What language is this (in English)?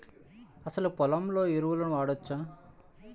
Telugu